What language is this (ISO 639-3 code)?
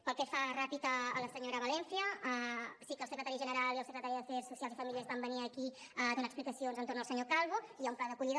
cat